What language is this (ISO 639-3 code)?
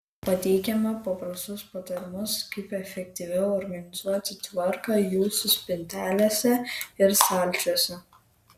lit